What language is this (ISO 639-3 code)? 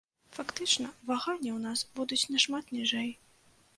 bel